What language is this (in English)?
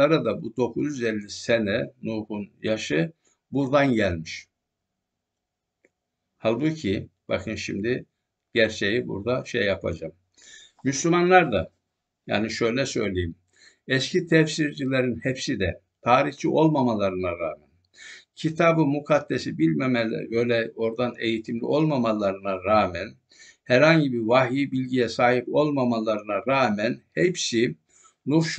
Turkish